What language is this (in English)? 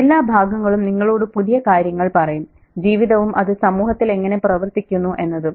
Malayalam